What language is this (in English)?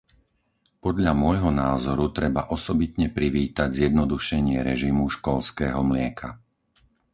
Slovak